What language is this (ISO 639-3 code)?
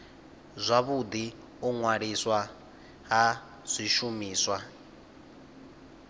ven